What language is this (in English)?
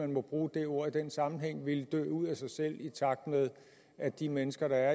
Danish